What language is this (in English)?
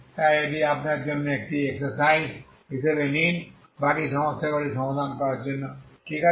Bangla